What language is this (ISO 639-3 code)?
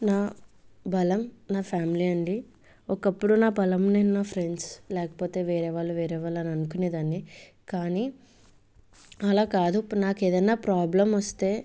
tel